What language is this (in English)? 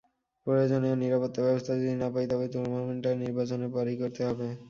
Bangla